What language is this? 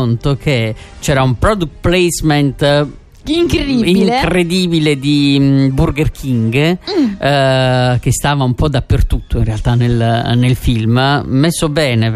Italian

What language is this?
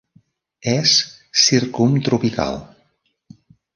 Catalan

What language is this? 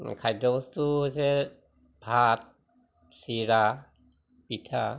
Assamese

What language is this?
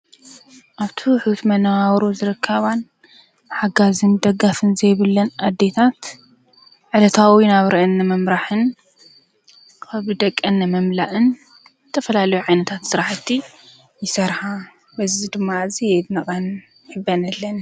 Tigrinya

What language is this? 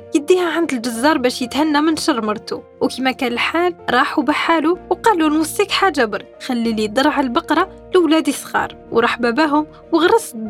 Arabic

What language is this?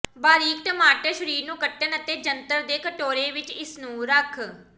Punjabi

